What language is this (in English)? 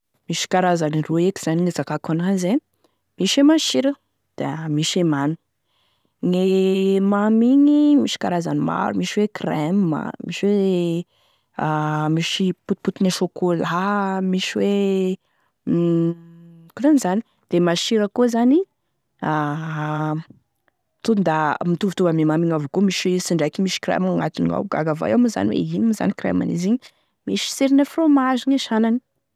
Tesaka Malagasy